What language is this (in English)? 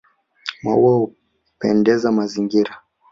Swahili